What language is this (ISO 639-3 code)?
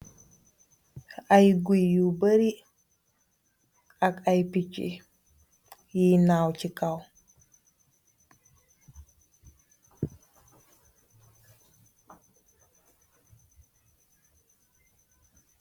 wol